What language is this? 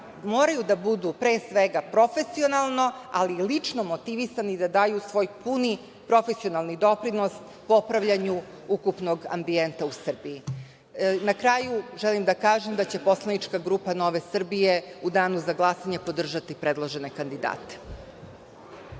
Serbian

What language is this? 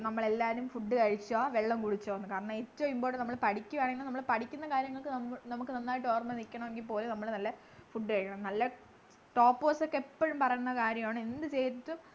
Malayalam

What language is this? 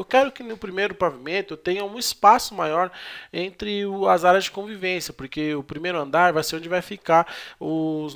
Portuguese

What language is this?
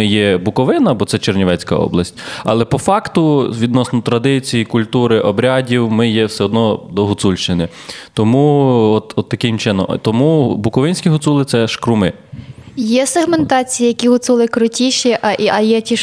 Ukrainian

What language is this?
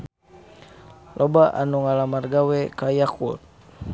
Sundanese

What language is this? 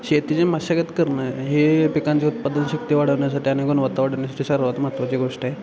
Marathi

